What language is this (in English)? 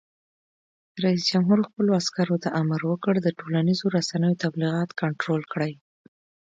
Pashto